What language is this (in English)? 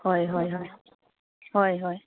Manipuri